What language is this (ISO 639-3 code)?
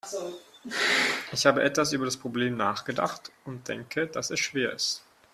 deu